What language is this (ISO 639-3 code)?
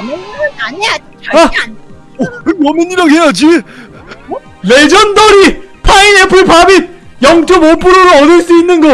kor